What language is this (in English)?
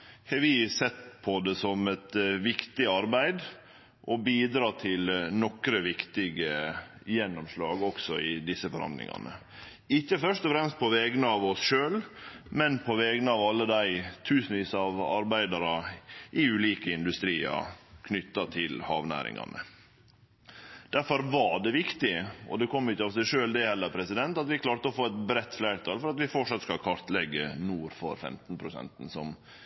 Norwegian Nynorsk